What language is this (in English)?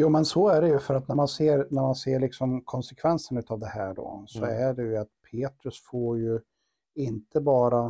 Swedish